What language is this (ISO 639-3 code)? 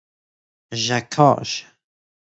fas